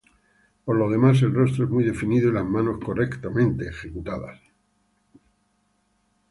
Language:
Spanish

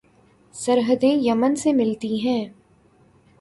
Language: Urdu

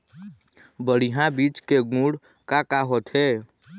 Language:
Chhattisgarhi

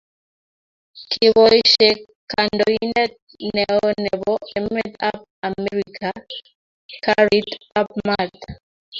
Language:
Kalenjin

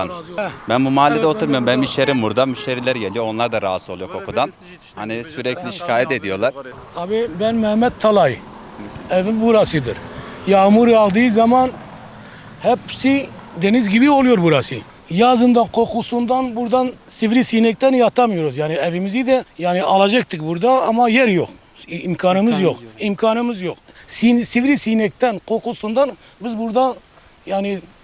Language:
Turkish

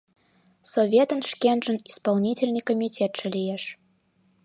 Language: Mari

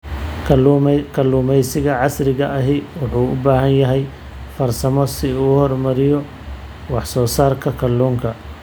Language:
Somali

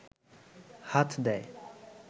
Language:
Bangla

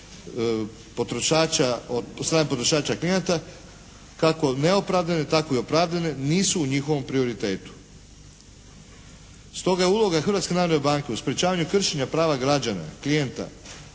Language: Croatian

